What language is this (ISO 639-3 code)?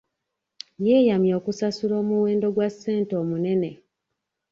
lug